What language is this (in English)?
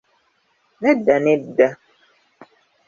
Ganda